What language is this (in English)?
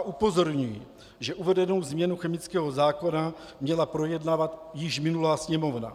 Czech